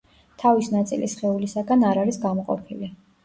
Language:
Georgian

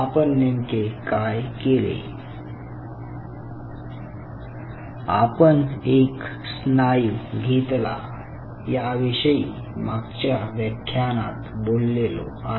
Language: Marathi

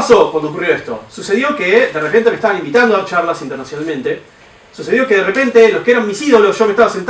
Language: Spanish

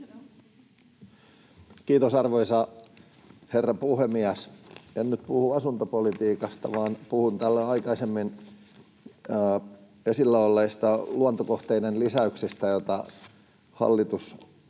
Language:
Finnish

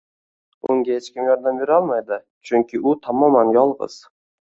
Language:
Uzbek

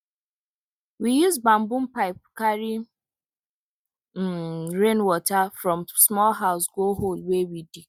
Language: Nigerian Pidgin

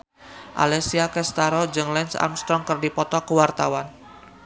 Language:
Sundanese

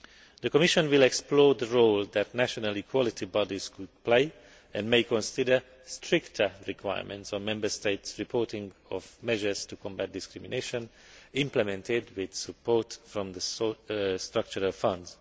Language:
English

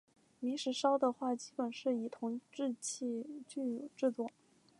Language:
Chinese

